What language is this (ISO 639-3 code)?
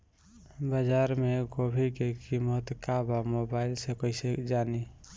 bho